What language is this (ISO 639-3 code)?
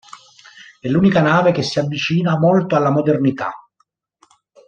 ita